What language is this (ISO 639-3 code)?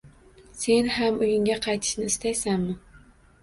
uzb